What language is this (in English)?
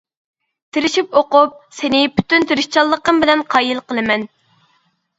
Uyghur